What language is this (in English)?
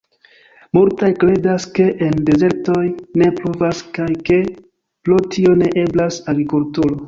Esperanto